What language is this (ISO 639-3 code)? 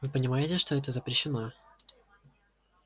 rus